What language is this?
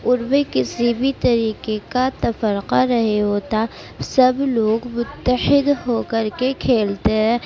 Urdu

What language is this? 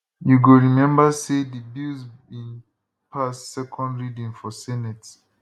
Nigerian Pidgin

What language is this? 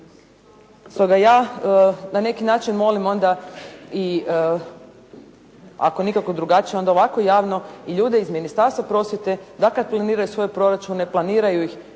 Croatian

